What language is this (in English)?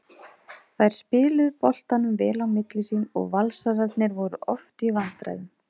Icelandic